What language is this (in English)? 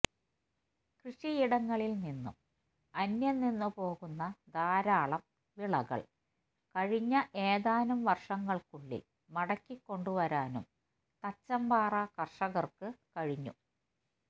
Malayalam